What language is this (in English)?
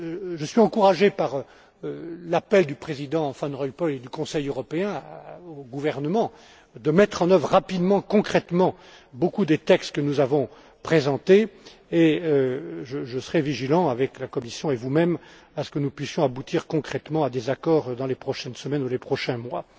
French